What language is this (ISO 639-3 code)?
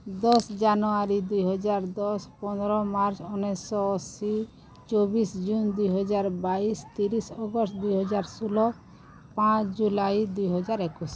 ori